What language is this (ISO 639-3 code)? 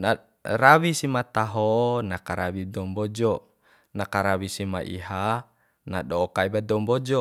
bhp